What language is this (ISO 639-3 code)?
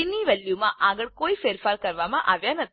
guj